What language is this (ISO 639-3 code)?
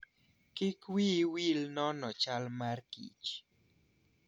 luo